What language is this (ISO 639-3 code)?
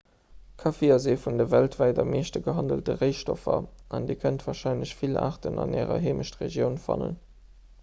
ltz